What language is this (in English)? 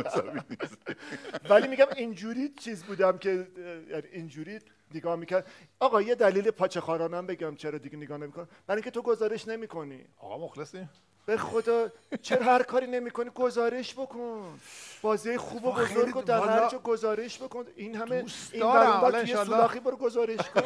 Persian